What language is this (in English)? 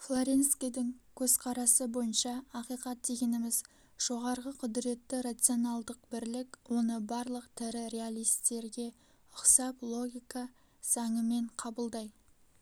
Kazakh